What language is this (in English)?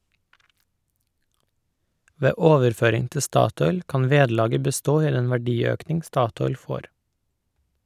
Norwegian